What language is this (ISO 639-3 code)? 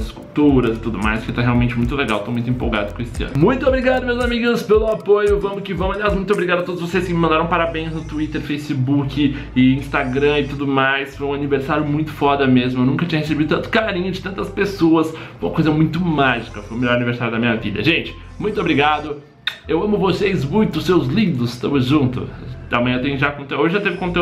por